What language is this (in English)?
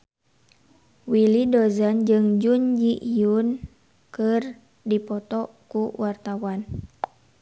Sundanese